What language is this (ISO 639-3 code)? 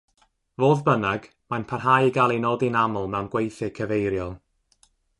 cym